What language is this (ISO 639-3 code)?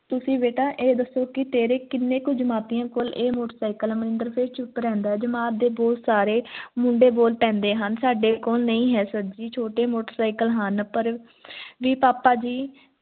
pan